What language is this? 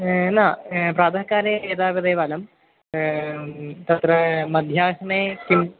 Sanskrit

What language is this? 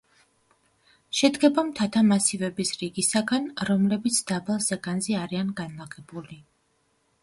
Georgian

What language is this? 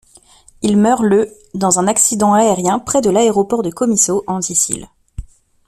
French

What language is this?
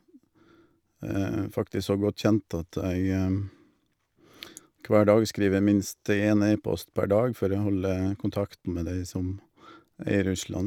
Norwegian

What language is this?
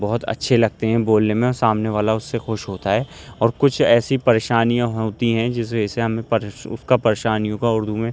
Urdu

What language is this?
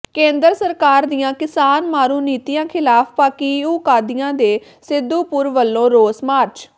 Punjabi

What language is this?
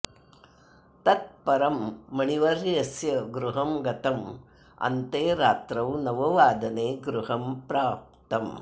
Sanskrit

